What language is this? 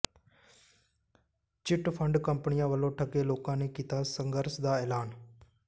Punjabi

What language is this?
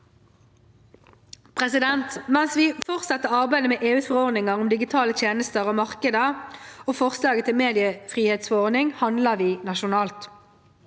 Norwegian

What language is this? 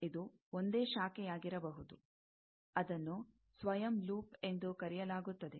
Kannada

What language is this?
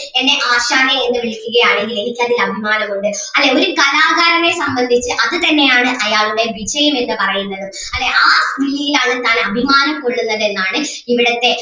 Malayalam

